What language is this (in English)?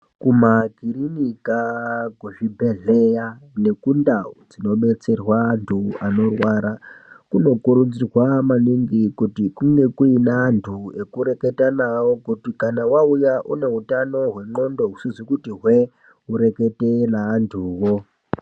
Ndau